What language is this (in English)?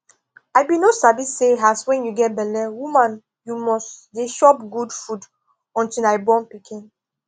Nigerian Pidgin